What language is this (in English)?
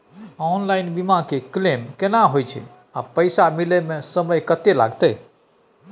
Maithili